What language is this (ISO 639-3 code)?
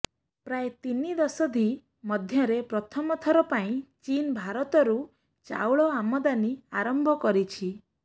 ori